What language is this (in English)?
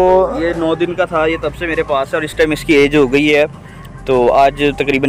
Hindi